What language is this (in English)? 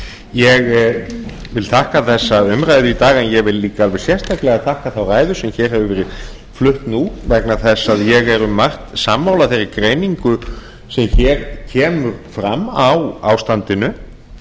Icelandic